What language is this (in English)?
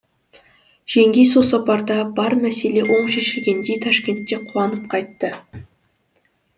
Kazakh